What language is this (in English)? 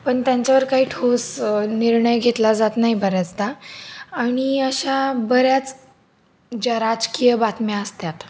Marathi